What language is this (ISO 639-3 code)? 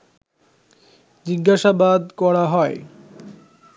ben